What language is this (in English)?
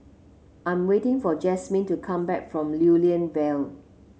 English